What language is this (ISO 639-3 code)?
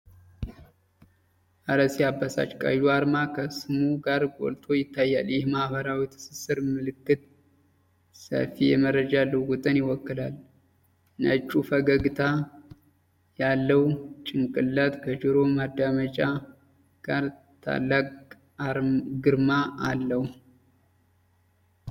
amh